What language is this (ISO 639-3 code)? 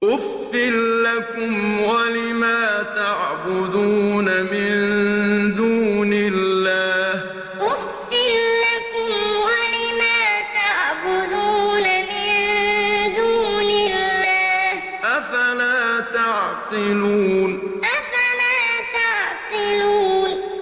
ara